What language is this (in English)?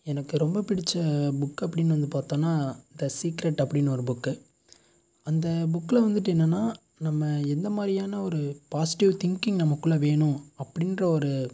Tamil